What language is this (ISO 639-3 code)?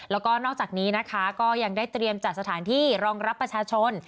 tha